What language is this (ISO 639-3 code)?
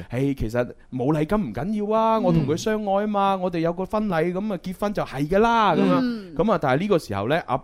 zho